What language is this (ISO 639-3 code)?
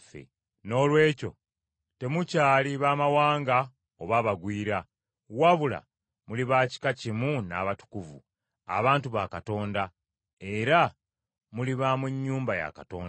lug